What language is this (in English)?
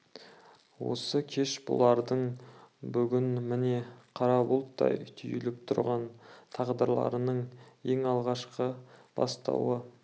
Kazakh